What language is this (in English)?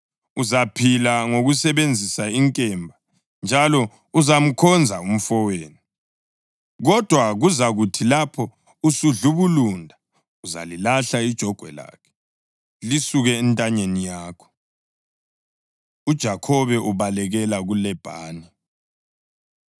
North Ndebele